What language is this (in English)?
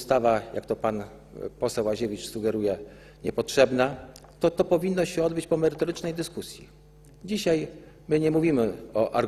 Polish